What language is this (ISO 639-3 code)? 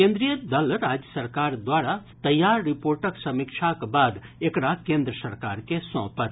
mai